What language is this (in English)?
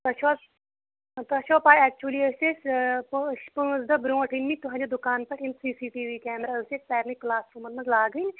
Kashmiri